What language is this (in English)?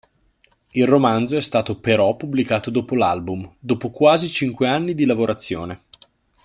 Italian